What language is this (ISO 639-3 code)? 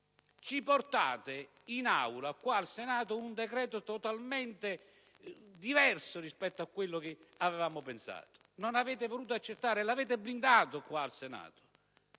ita